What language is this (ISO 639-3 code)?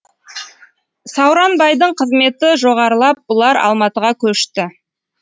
kaz